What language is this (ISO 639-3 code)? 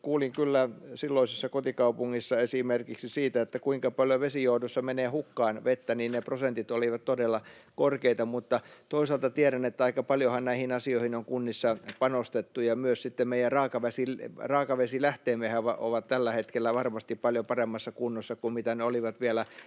fin